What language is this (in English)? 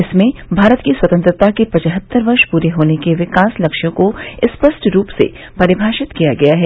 Hindi